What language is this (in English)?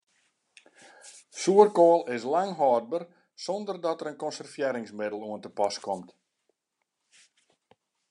Western Frisian